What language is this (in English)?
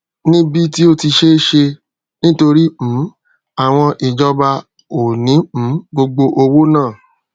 Yoruba